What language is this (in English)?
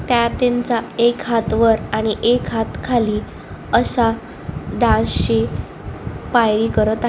Marathi